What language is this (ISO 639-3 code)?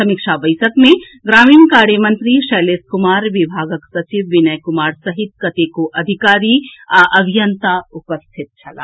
mai